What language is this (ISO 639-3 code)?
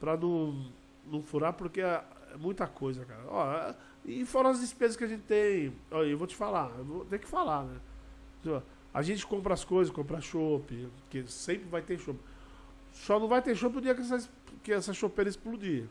por